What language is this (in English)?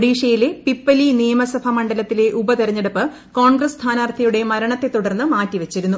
Malayalam